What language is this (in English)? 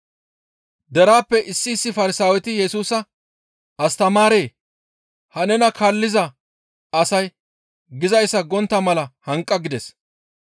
Gamo